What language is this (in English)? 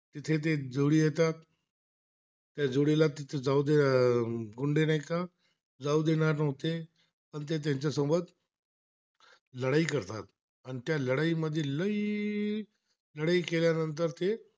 Marathi